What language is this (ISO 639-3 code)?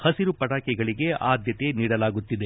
kan